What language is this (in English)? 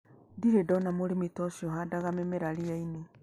Kikuyu